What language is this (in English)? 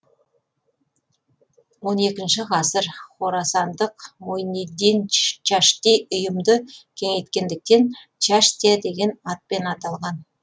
Kazakh